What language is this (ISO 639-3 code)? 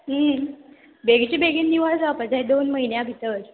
kok